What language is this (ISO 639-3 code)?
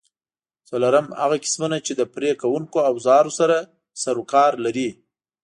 pus